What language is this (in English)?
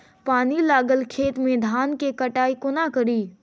Maithili